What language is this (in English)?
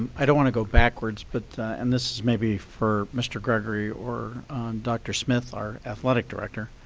English